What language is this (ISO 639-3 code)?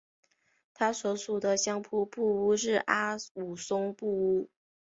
zho